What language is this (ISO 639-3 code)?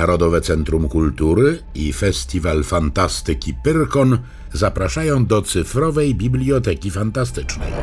pol